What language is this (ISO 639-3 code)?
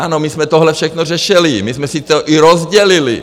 ces